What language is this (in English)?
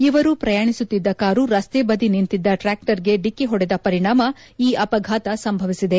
Kannada